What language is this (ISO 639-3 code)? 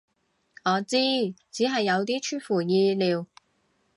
yue